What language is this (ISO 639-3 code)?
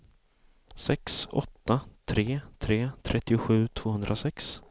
swe